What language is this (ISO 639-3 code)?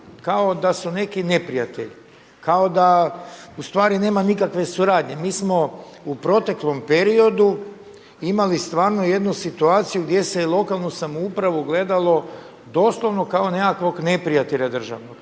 hrv